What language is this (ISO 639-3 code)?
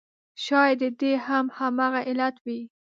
pus